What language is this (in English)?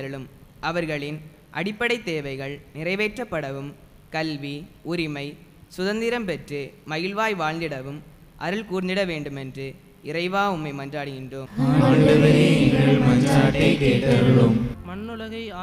Tamil